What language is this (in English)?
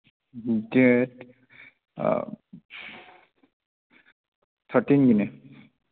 Manipuri